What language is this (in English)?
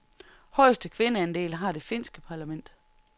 Danish